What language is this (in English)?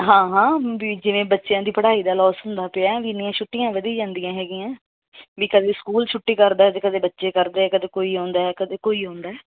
Punjabi